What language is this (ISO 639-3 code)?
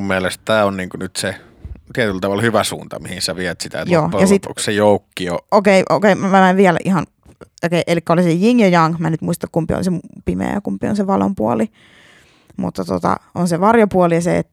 fin